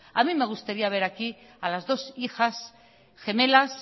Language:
Spanish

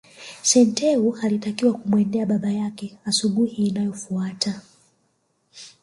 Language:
Swahili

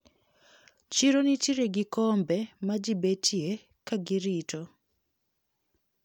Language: Luo (Kenya and Tanzania)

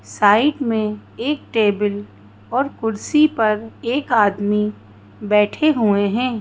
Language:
Hindi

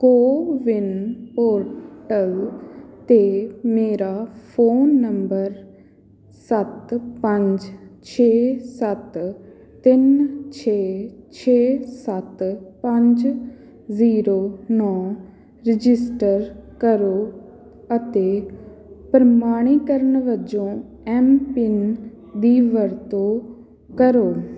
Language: Punjabi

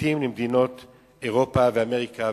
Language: Hebrew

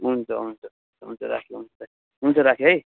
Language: Nepali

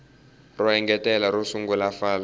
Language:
Tsonga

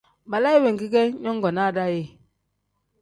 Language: Tem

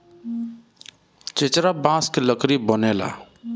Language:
Bhojpuri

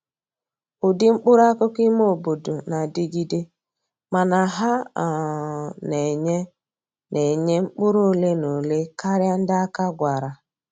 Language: Igbo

